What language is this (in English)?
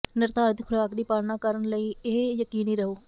Punjabi